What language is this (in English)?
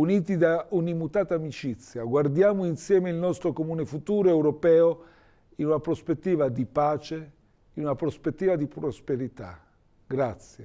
Italian